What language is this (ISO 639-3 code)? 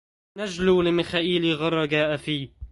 ara